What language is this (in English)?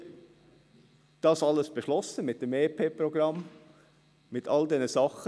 Swiss German